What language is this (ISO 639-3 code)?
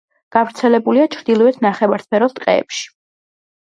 kat